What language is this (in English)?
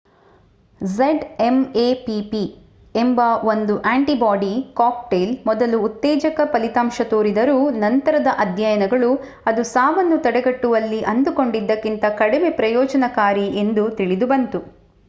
Kannada